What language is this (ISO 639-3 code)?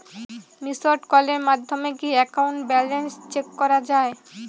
ben